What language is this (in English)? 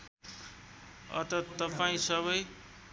Nepali